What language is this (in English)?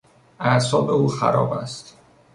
Persian